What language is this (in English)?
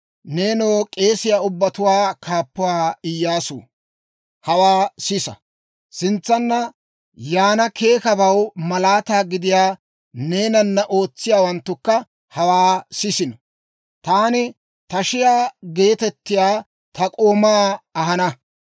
Dawro